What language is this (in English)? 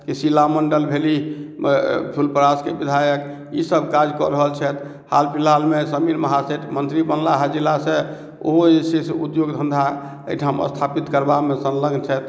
Maithili